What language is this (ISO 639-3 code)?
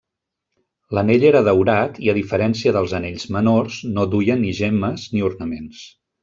cat